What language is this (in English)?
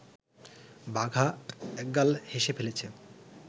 Bangla